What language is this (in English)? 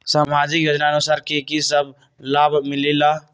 Magahi